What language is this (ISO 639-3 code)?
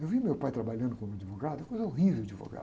por